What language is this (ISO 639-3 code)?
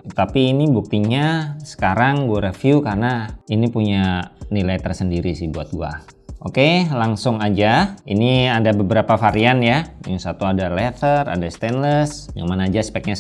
ind